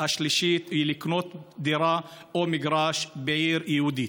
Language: Hebrew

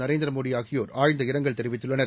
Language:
Tamil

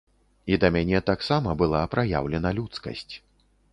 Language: Belarusian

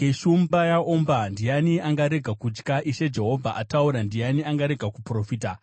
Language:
Shona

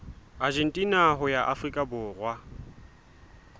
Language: Southern Sotho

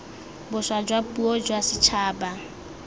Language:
Tswana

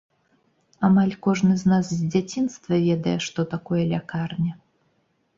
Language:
Belarusian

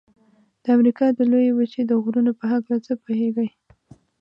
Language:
Pashto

